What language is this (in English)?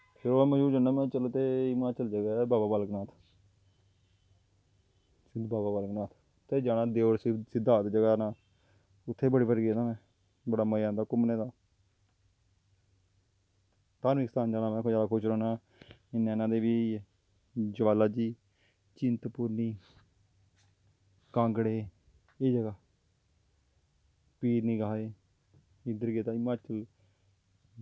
Dogri